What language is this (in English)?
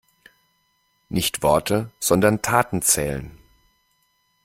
German